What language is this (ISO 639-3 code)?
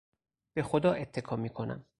fas